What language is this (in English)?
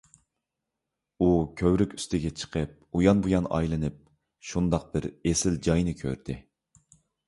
Uyghur